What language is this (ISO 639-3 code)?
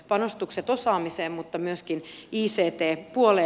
fin